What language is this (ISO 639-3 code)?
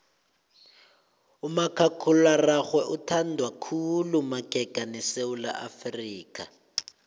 nbl